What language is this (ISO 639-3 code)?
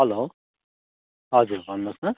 nep